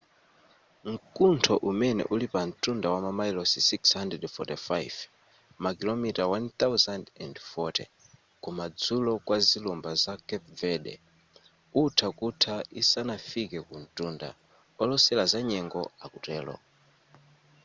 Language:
Nyanja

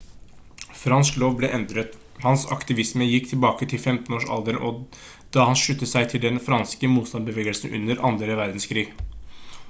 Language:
Norwegian Bokmål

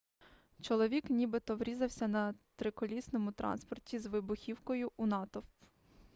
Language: Ukrainian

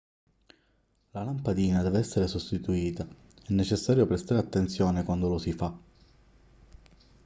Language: Italian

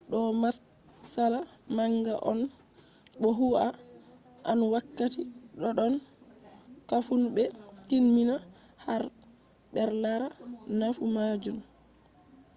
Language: Fula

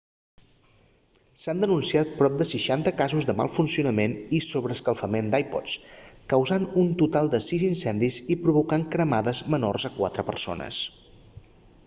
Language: Catalan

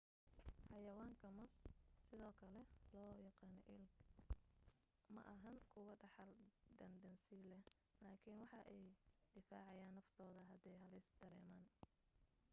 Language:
Somali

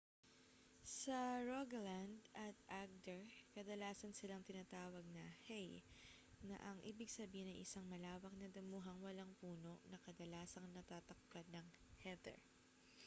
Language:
Filipino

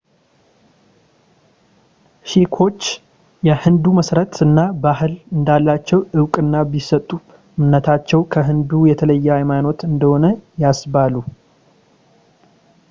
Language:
Amharic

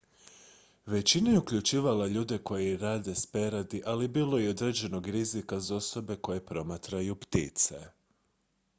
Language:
Croatian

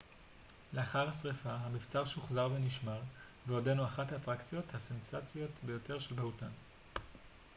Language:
Hebrew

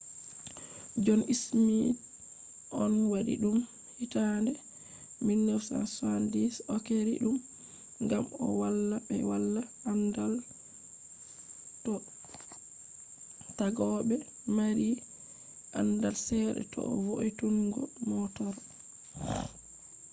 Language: Fula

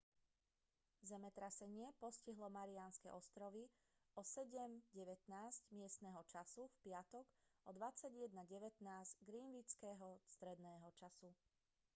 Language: Slovak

